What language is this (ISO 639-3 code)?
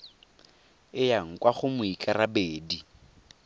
tsn